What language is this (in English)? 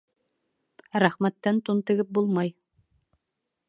Bashkir